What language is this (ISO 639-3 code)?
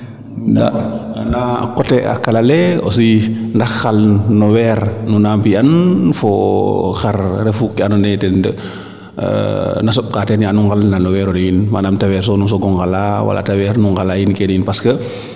srr